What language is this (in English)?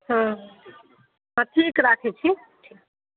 Maithili